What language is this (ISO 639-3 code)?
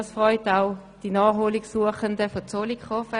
gsw